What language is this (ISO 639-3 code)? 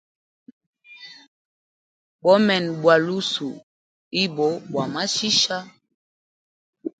hem